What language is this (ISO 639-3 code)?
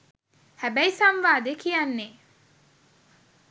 sin